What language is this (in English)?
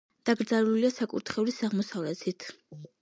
Georgian